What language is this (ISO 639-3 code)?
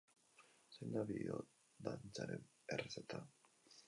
eus